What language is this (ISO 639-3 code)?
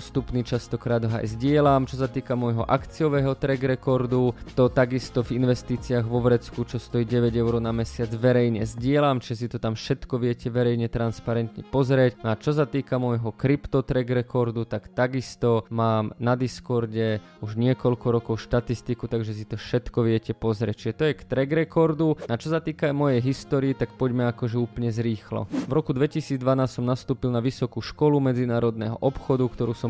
slk